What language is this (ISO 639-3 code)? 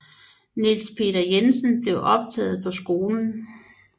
dan